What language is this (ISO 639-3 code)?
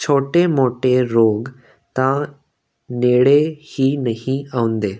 pan